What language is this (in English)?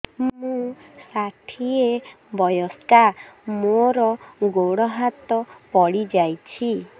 Odia